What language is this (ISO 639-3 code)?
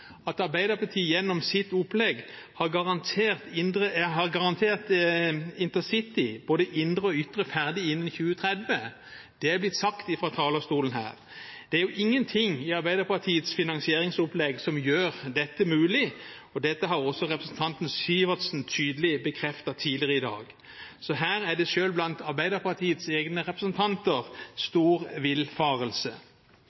nob